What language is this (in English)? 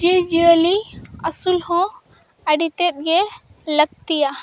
Santali